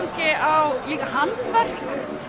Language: Icelandic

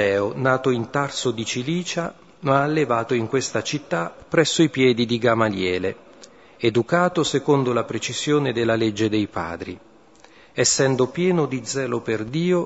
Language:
Italian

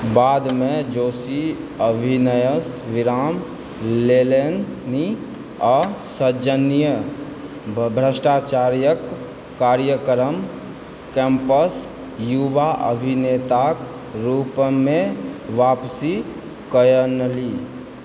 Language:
Maithili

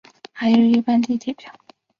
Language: Chinese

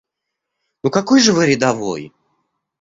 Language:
Russian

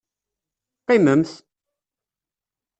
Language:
Kabyle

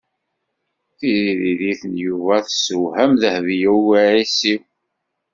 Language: Kabyle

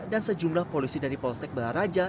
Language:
Indonesian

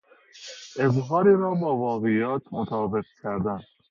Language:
Persian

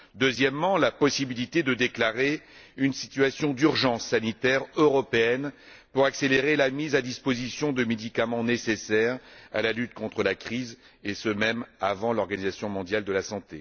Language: French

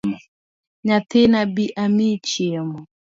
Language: Luo (Kenya and Tanzania)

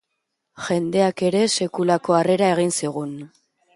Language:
Basque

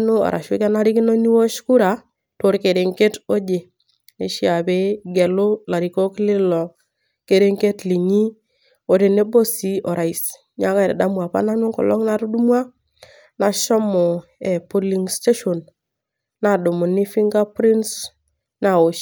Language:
Masai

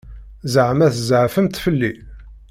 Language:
Kabyle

